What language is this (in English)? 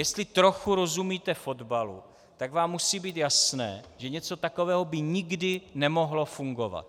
Czech